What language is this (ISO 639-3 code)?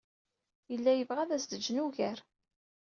kab